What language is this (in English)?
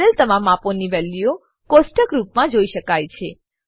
Gujarati